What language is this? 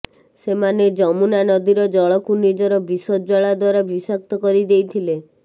Odia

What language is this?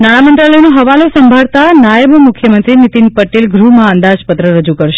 Gujarati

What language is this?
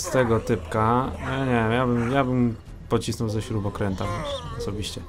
Polish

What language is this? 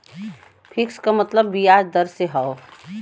Bhojpuri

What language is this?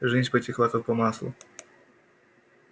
Russian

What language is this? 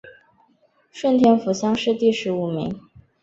Chinese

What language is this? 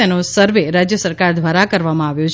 Gujarati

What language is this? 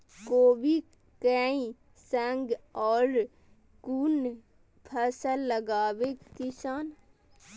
Maithili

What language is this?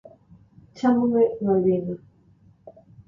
Galician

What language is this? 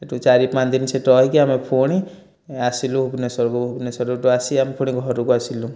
Odia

